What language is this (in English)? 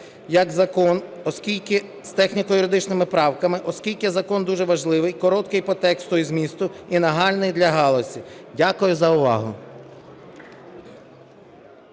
Ukrainian